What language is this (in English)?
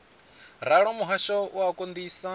Venda